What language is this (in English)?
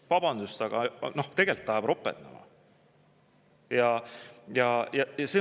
Estonian